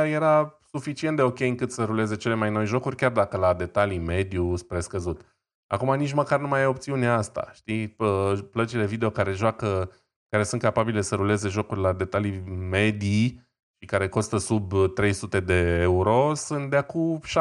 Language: Romanian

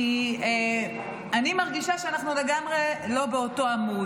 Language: Hebrew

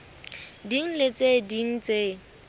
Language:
Southern Sotho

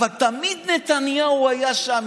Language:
Hebrew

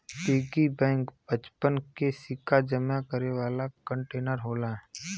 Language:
Bhojpuri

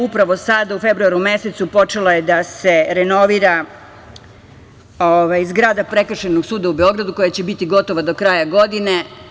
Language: Serbian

